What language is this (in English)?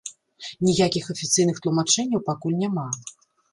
Belarusian